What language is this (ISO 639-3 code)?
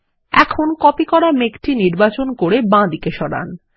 ben